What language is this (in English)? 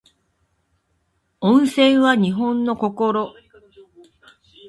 Japanese